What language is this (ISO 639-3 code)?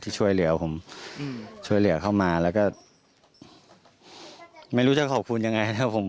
tha